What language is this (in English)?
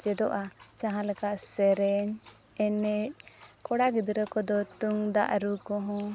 Santali